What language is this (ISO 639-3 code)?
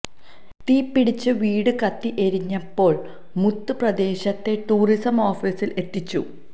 mal